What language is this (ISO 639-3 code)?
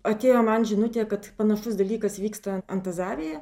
lit